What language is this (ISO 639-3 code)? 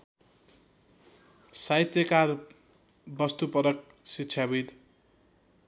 nep